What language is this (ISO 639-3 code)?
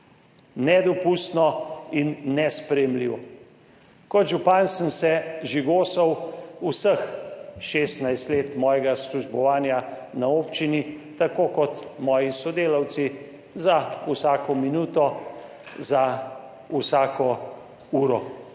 slv